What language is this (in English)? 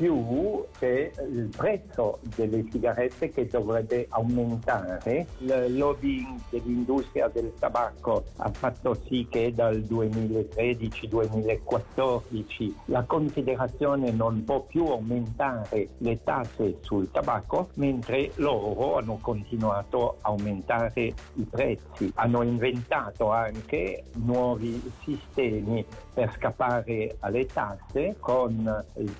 Italian